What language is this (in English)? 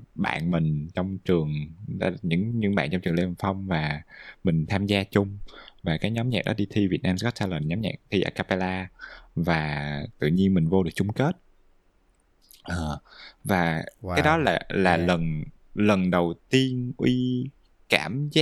Vietnamese